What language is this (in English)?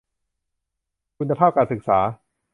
Thai